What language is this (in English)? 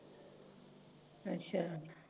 Punjabi